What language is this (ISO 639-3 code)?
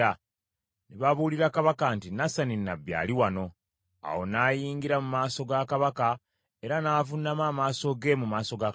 lug